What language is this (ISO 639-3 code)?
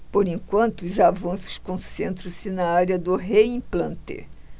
por